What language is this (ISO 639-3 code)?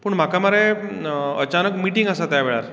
kok